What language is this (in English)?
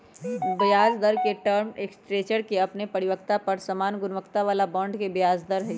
Magahi